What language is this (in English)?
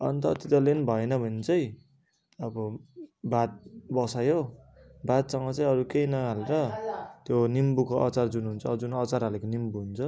Nepali